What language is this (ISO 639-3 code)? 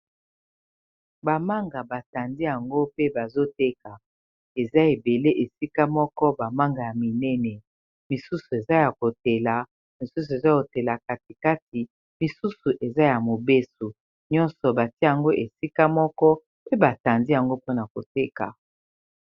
lin